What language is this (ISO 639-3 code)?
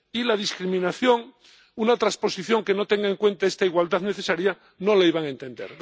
spa